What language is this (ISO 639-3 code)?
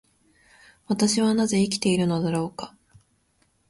jpn